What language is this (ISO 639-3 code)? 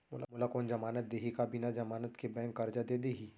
hne